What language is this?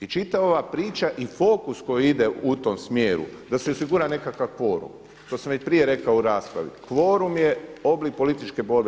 Croatian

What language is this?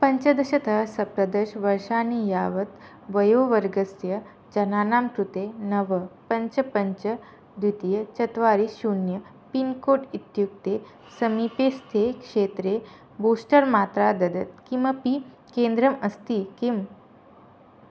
Sanskrit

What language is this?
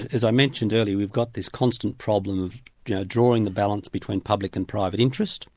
English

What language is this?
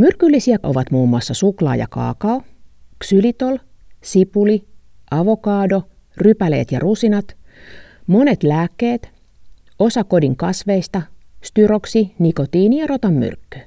Finnish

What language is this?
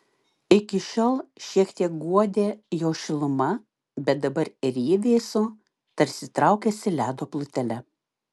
Lithuanian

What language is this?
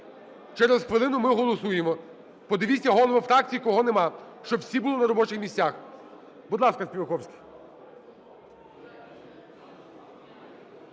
Ukrainian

